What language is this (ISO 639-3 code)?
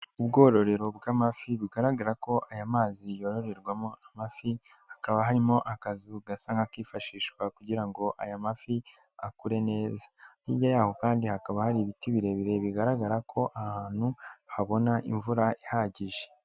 kin